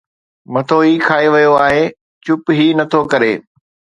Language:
Sindhi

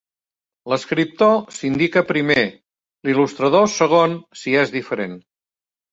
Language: Catalan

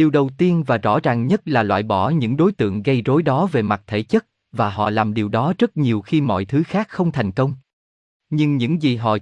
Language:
Vietnamese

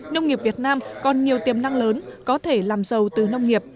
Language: Vietnamese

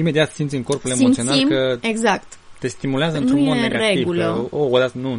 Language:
Romanian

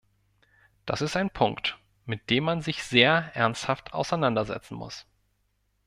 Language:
German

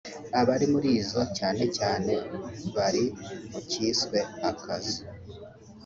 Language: Kinyarwanda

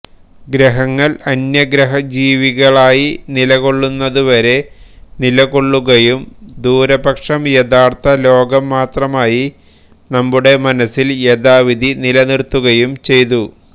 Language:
Malayalam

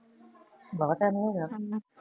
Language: Punjabi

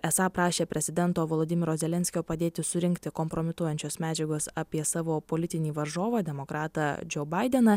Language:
Lithuanian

